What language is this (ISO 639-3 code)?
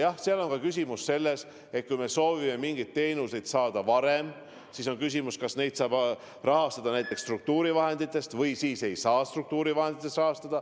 est